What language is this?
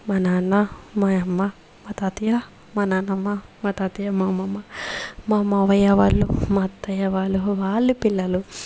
Telugu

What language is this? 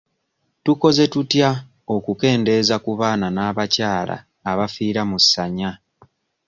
Ganda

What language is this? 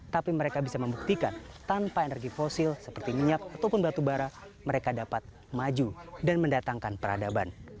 Indonesian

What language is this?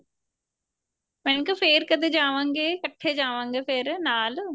Punjabi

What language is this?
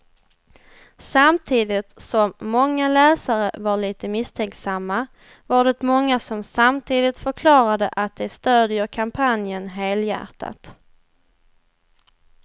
Swedish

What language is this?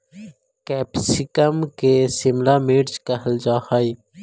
Magahi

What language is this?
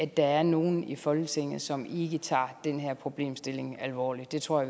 Danish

